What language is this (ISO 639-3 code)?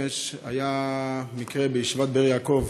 heb